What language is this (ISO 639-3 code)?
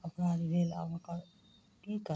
mai